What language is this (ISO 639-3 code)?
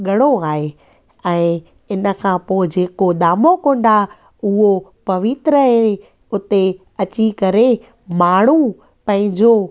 snd